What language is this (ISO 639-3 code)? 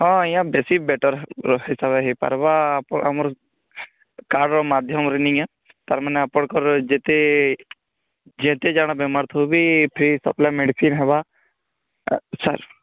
ori